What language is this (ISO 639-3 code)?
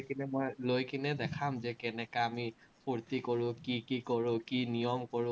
asm